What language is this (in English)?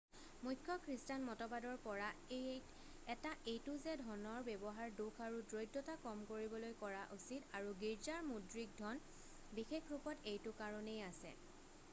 Assamese